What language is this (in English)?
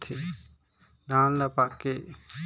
Chhattisgarhi